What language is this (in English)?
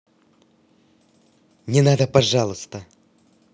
Russian